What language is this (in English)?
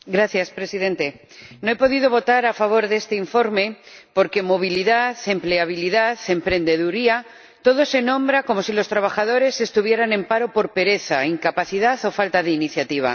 Spanish